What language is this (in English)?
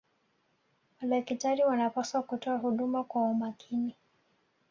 Swahili